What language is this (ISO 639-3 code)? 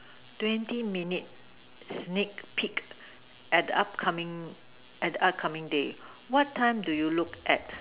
eng